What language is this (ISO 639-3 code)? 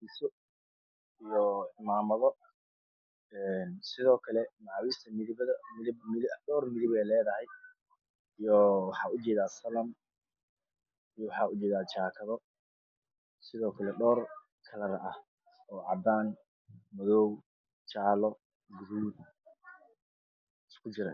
som